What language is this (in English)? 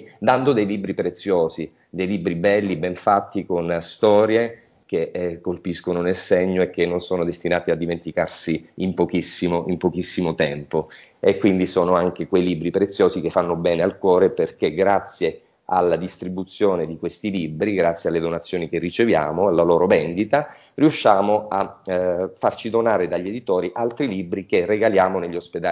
Italian